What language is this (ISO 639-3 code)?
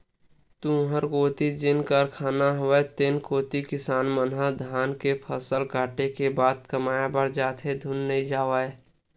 hne